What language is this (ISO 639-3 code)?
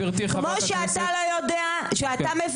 heb